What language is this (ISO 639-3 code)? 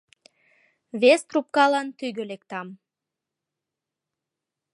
chm